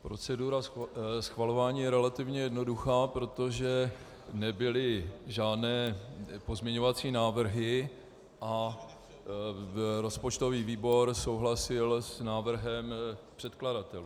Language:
Czech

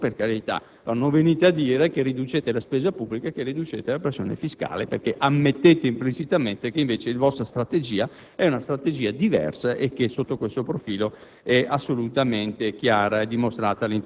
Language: Italian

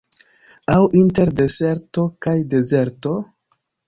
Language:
Esperanto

